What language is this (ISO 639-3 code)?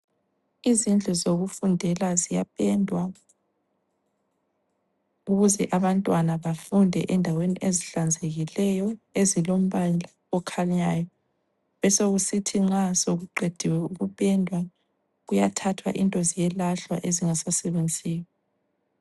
nde